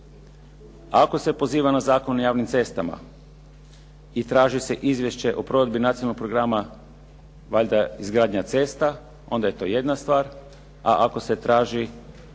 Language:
Croatian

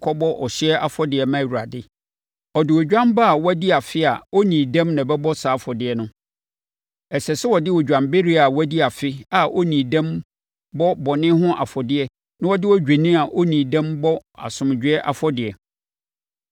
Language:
Akan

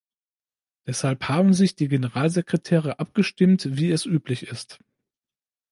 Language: German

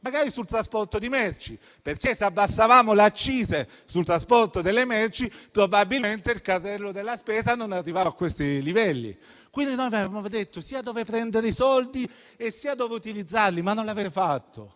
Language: Italian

